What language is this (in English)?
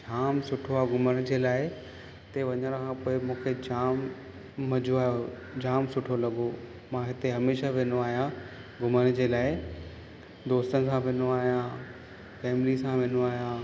Sindhi